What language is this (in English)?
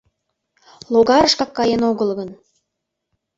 Mari